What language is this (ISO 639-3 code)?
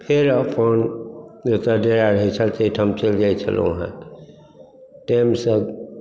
mai